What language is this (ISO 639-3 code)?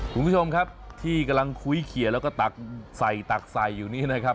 tha